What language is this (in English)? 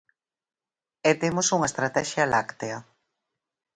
Galician